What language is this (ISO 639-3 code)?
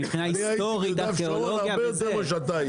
heb